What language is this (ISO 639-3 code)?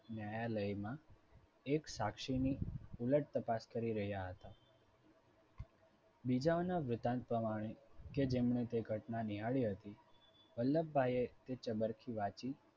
guj